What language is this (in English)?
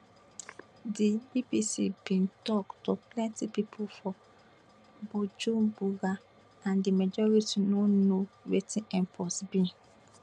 Nigerian Pidgin